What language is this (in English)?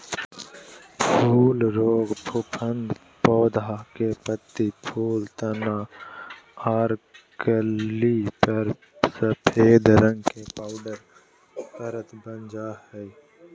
Magahi